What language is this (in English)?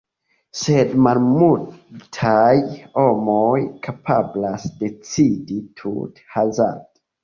Esperanto